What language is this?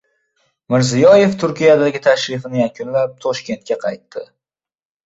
Uzbek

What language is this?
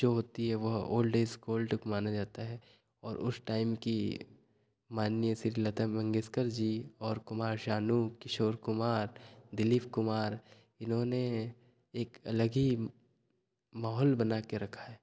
Hindi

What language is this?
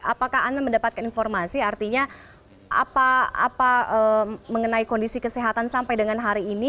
Indonesian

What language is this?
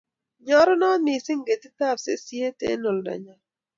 Kalenjin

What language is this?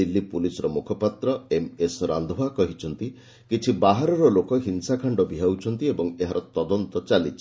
Odia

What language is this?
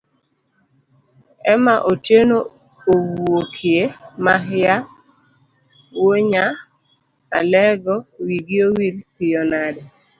Luo (Kenya and Tanzania)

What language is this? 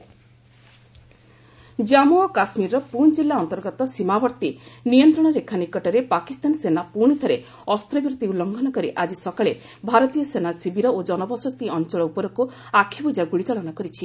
Odia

